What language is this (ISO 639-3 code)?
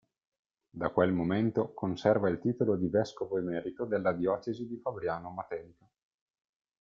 ita